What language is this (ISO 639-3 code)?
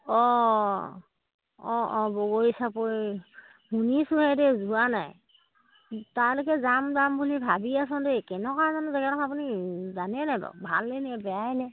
asm